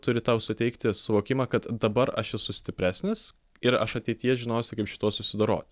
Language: Lithuanian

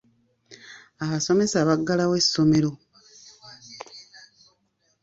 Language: Ganda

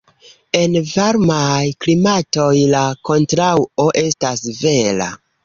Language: Esperanto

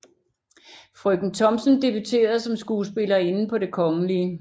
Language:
Danish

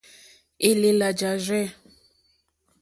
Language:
Mokpwe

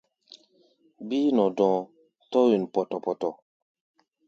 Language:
Gbaya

